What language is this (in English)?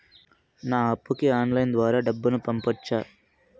Telugu